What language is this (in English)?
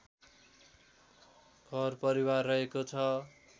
Nepali